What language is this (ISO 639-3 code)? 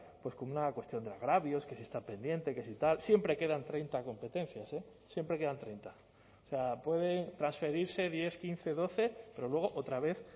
spa